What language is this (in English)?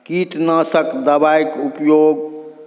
Maithili